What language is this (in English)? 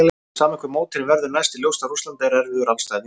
Icelandic